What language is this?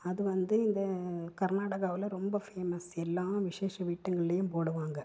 Tamil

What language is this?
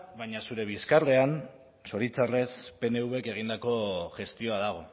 Basque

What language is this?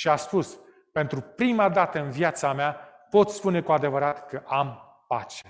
Romanian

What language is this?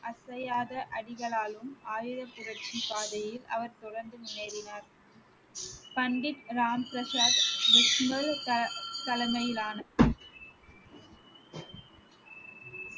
Tamil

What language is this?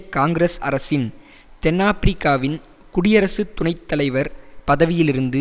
Tamil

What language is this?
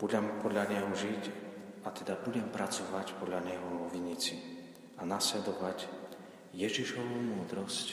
Slovak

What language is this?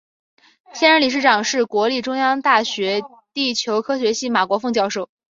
Chinese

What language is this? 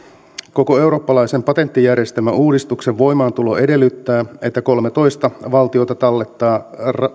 Finnish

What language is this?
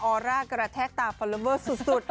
Thai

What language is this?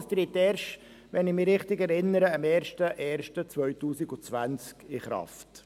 Swiss German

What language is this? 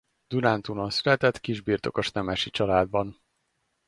Hungarian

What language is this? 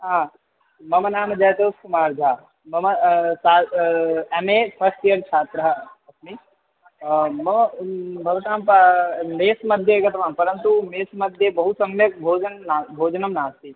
Sanskrit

